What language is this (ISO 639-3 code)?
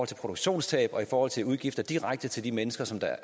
dan